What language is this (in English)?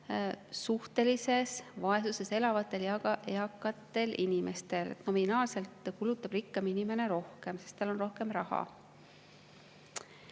Estonian